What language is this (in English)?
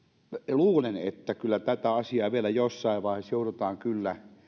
Finnish